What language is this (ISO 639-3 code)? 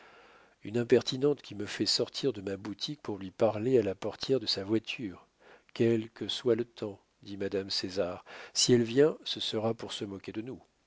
fra